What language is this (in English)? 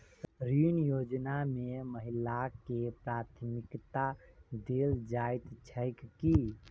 Maithili